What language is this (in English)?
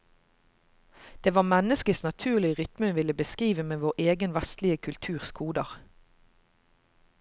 Norwegian